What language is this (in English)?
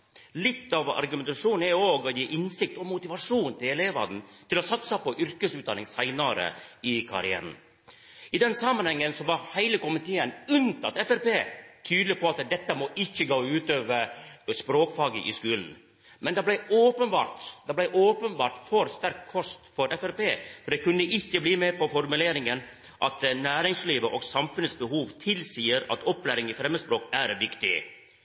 Norwegian Nynorsk